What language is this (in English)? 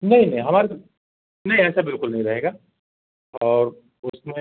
Hindi